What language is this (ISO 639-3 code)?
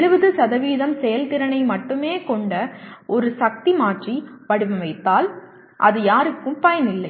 tam